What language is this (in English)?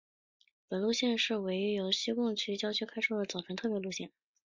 Chinese